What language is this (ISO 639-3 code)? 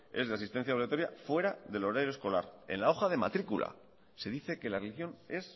spa